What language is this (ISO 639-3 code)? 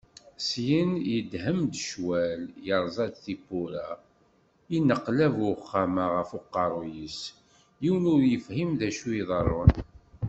kab